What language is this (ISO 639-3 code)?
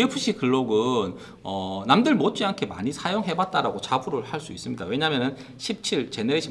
kor